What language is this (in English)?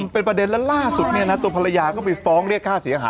Thai